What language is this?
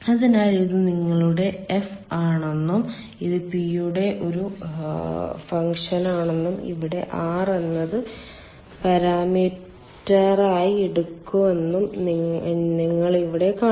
Malayalam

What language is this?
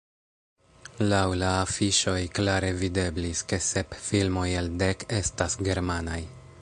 Esperanto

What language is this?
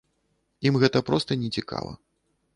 Belarusian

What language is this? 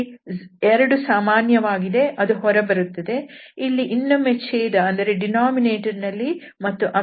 Kannada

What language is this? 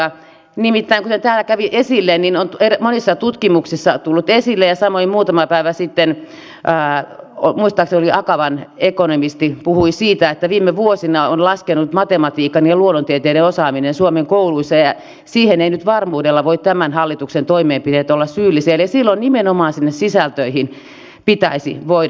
Finnish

